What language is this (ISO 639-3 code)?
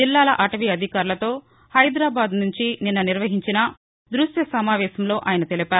tel